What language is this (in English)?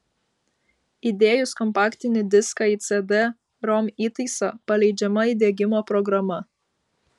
Lithuanian